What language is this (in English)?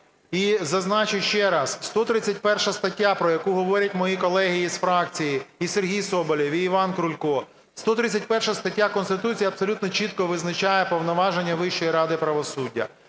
Ukrainian